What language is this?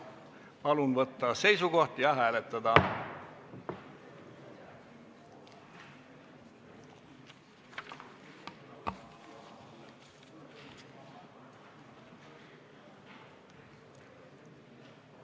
Estonian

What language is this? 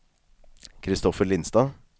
Norwegian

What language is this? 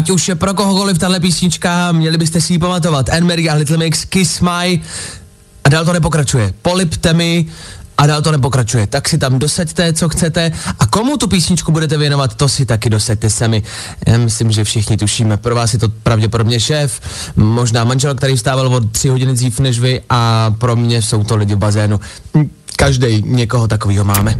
Czech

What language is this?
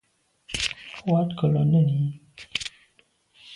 Medumba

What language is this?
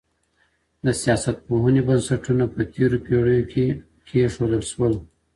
Pashto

